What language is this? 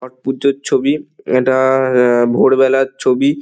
Bangla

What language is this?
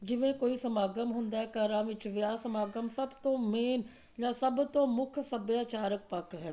Punjabi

